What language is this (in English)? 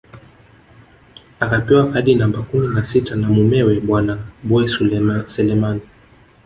Swahili